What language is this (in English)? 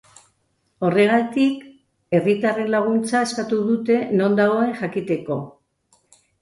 Basque